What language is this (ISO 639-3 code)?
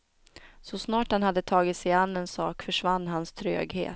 swe